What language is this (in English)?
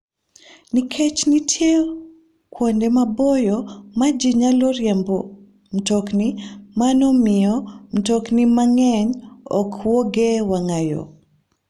Luo (Kenya and Tanzania)